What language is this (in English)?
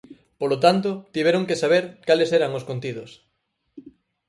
Galician